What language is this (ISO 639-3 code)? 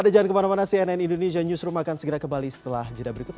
ind